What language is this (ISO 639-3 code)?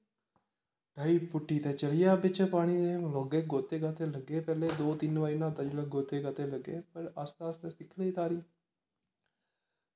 doi